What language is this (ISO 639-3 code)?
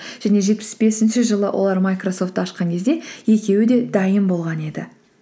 kaz